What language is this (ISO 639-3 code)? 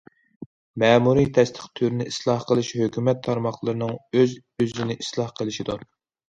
uig